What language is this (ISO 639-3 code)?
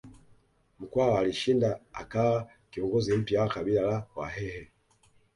swa